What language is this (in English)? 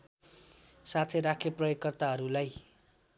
Nepali